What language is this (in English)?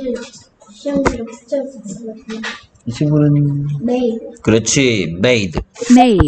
Korean